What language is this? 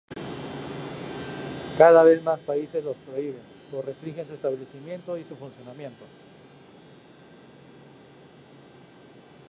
Spanish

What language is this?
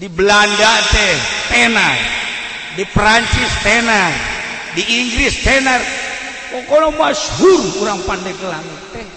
Indonesian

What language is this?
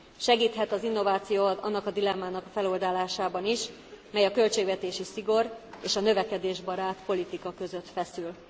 Hungarian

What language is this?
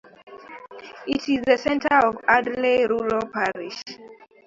English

